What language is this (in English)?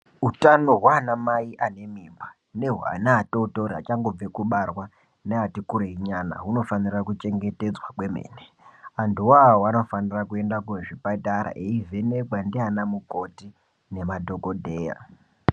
Ndau